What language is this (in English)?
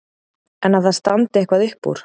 Icelandic